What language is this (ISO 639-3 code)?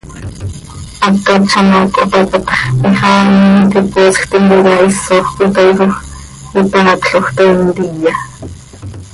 sei